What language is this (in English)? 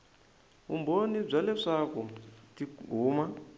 Tsonga